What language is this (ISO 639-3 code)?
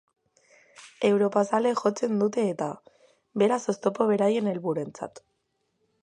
eus